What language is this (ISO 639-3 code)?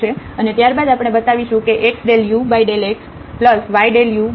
guj